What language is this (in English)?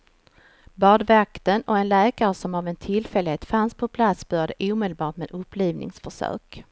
Swedish